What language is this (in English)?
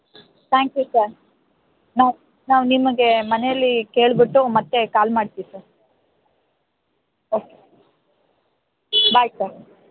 Kannada